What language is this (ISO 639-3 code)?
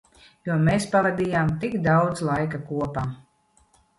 lav